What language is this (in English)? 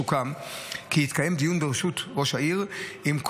Hebrew